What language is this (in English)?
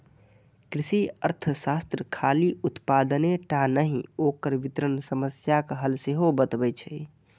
Maithili